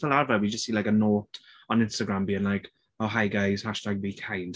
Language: Welsh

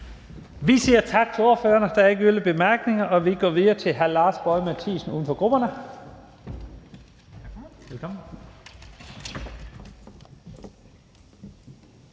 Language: Danish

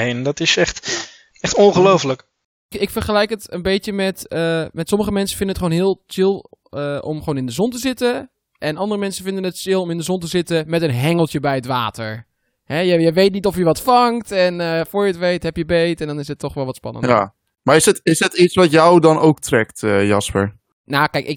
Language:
Dutch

